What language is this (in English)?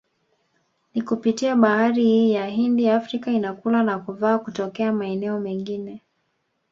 Swahili